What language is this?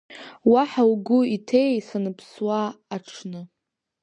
Abkhazian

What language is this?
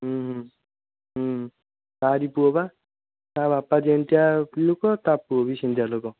Odia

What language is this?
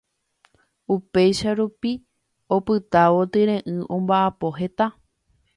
Guarani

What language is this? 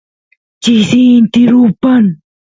Santiago del Estero Quichua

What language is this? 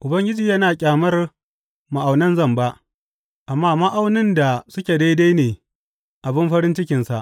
Hausa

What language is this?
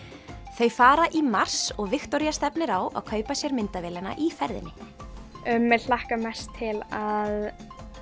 Icelandic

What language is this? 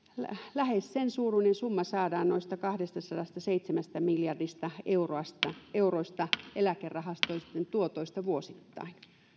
Finnish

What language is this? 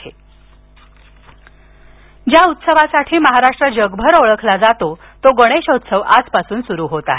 Marathi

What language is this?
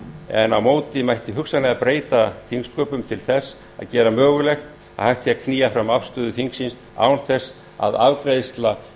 Icelandic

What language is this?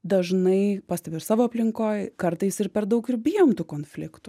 Lithuanian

